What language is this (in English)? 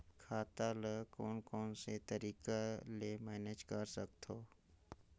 Chhattisgarhi